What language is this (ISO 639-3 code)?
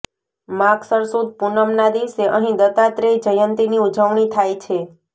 guj